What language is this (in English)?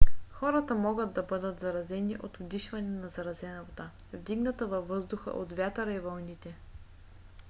Bulgarian